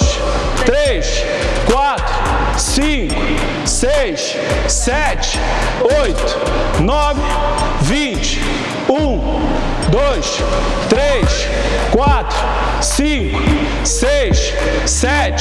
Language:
Portuguese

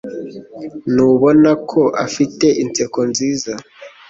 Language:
Kinyarwanda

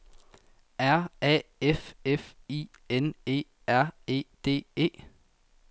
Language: Danish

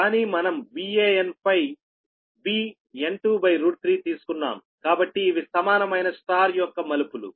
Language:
Telugu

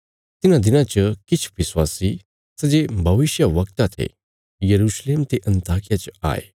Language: Bilaspuri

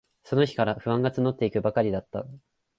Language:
Japanese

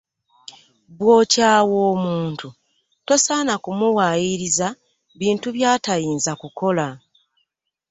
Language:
Ganda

